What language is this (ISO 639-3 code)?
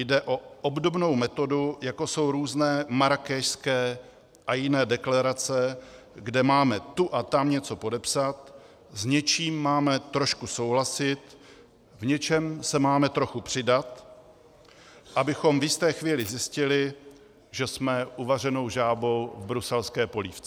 ces